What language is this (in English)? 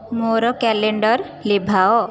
Odia